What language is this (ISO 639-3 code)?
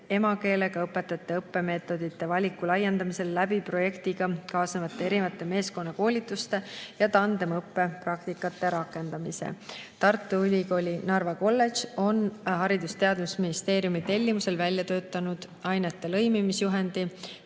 est